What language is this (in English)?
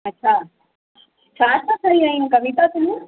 Sindhi